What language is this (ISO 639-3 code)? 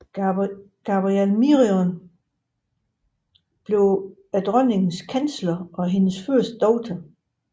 dan